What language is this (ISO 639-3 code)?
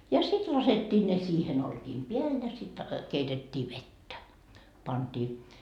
fin